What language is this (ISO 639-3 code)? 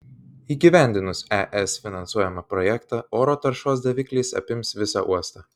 lit